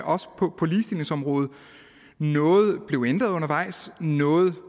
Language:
Danish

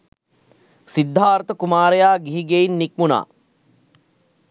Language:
Sinhala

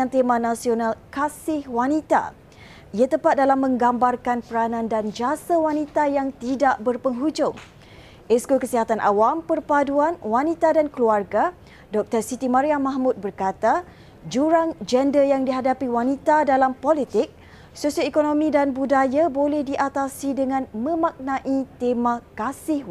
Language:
Malay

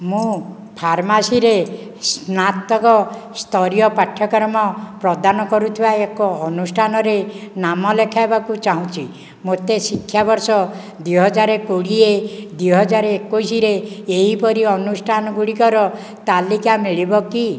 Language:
Odia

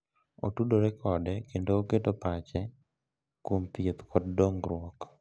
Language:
Luo (Kenya and Tanzania)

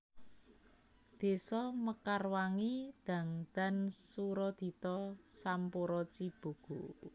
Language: Javanese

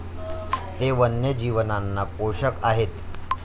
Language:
Marathi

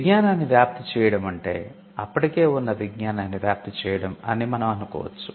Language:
Telugu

